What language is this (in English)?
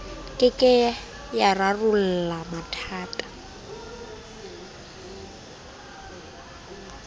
Southern Sotho